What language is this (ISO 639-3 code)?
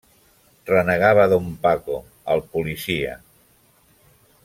cat